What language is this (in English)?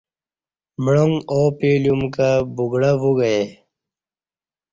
Kati